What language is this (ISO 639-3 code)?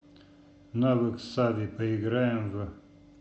rus